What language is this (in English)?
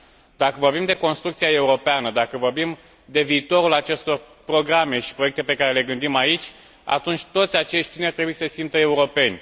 Romanian